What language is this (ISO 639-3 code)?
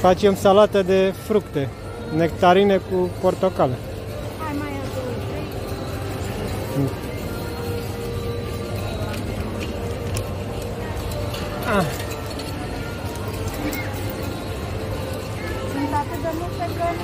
ron